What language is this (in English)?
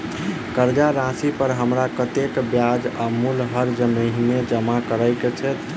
Maithili